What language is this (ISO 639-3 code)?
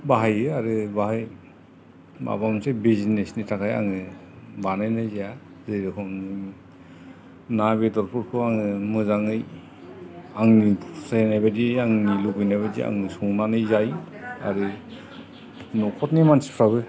brx